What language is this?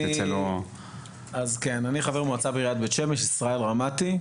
Hebrew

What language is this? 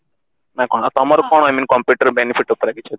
Odia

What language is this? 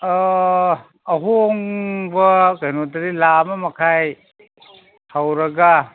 Manipuri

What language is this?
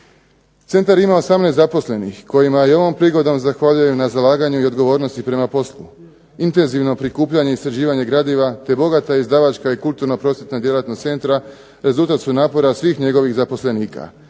Croatian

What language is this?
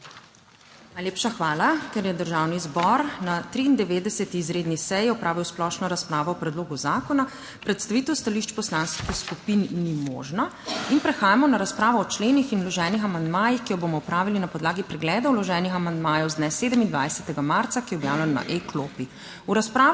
Slovenian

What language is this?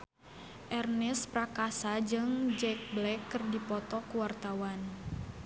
Sundanese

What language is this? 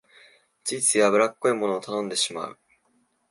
Japanese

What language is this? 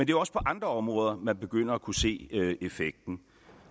Danish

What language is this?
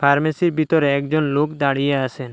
Bangla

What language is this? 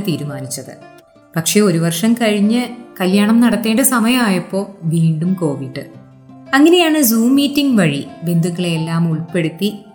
Malayalam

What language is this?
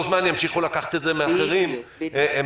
Hebrew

